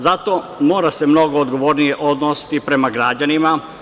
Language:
Serbian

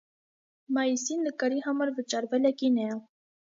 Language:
Armenian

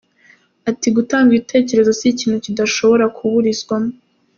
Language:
Kinyarwanda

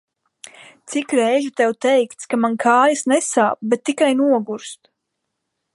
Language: Latvian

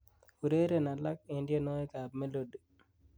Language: Kalenjin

